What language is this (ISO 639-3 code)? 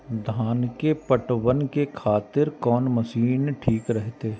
mai